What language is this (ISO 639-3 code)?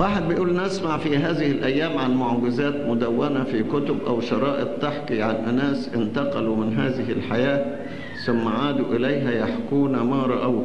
ara